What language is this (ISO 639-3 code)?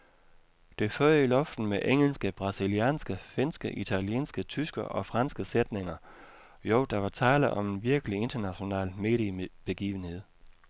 dan